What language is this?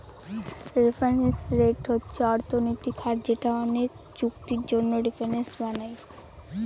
Bangla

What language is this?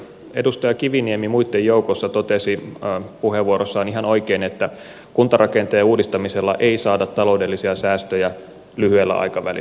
Finnish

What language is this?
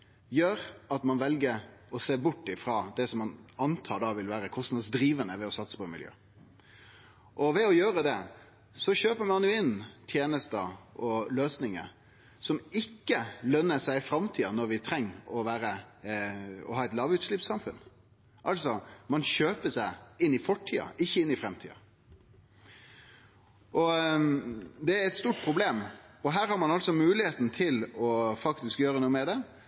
Norwegian Nynorsk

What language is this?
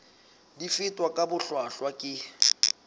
Southern Sotho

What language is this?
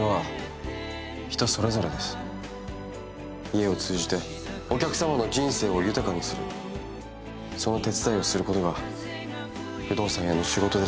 Japanese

